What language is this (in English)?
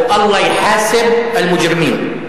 Hebrew